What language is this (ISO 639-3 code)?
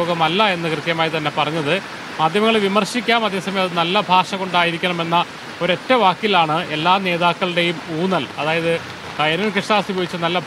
ara